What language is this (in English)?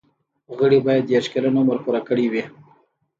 Pashto